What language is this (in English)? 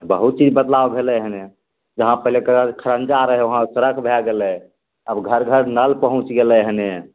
Maithili